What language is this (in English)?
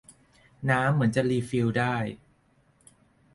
Thai